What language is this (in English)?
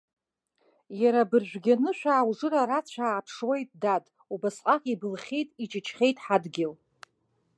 Abkhazian